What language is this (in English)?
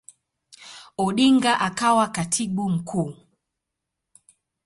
Swahili